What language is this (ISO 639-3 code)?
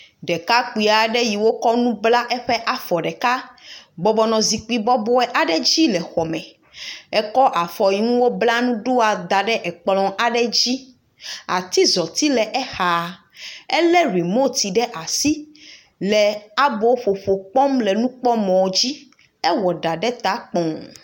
ewe